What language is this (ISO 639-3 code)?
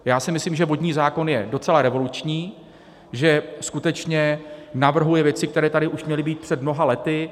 ces